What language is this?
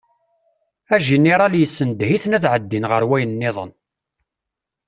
Kabyle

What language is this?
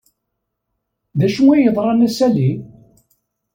Kabyle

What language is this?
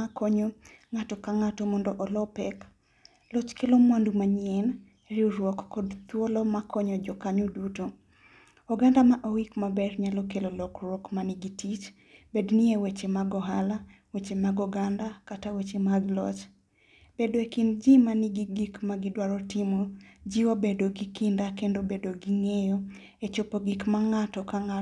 Luo (Kenya and Tanzania)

